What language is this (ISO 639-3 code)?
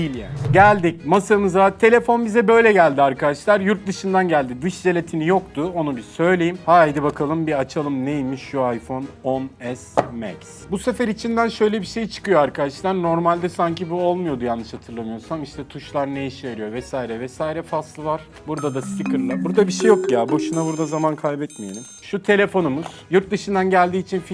tur